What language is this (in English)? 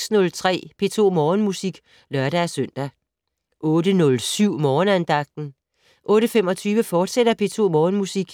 Danish